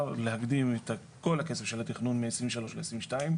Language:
Hebrew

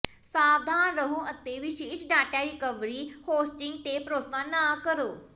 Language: Punjabi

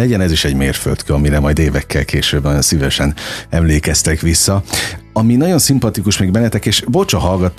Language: Hungarian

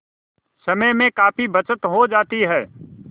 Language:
Hindi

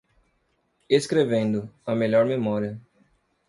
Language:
Portuguese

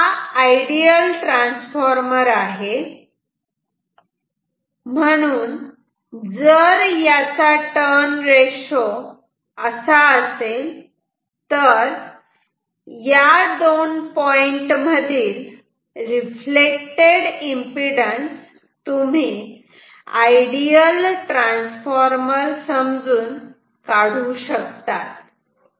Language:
Marathi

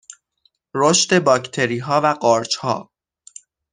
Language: Persian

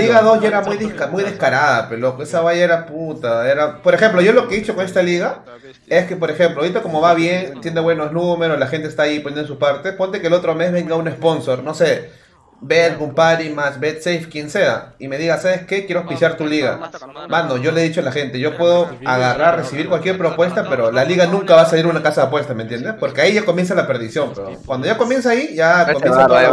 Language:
Spanish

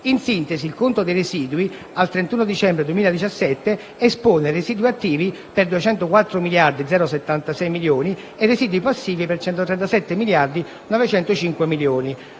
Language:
Italian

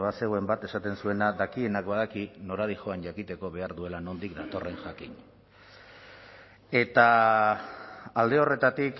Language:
Basque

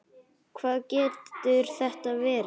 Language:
Icelandic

